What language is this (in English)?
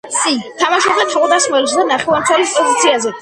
Georgian